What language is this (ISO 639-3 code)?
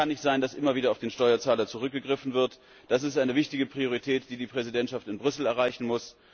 deu